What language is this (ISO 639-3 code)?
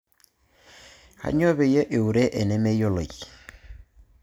mas